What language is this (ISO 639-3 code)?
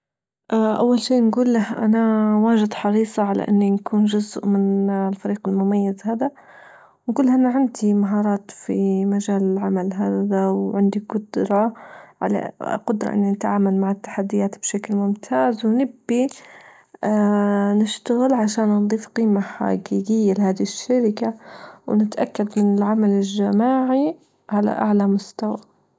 ayl